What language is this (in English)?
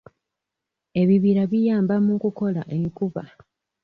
Ganda